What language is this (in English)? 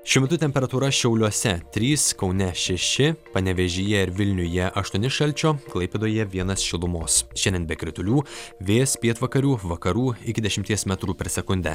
Lithuanian